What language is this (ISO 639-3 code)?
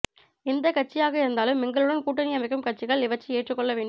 tam